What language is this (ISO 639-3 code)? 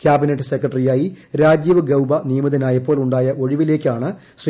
mal